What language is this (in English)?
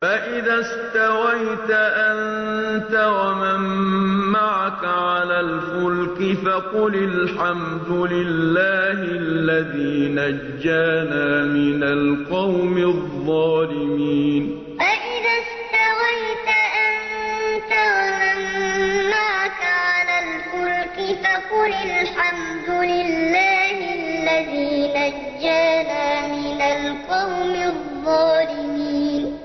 Arabic